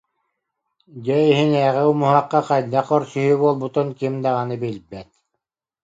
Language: Yakut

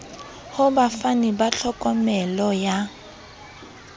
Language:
Southern Sotho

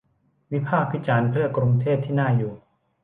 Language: Thai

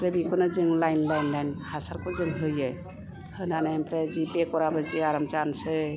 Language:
Bodo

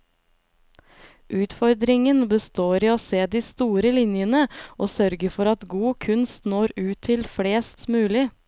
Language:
Norwegian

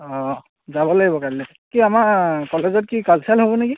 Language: Assamese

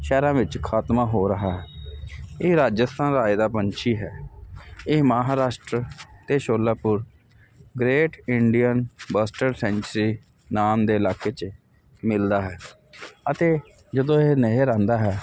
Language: Punjabi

